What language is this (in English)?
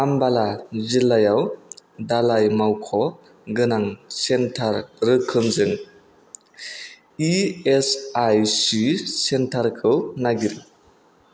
Bodo